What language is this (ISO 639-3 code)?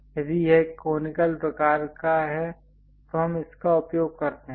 hin